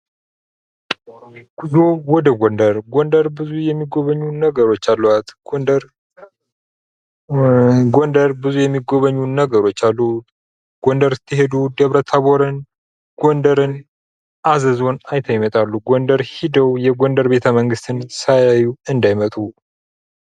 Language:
Amharic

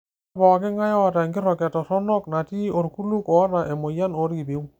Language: Masai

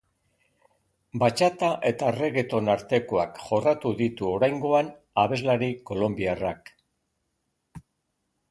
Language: Basque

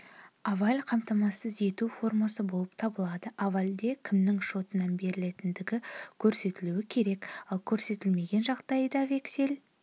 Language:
Kazakh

